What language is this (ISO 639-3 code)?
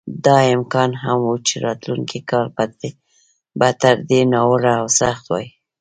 pus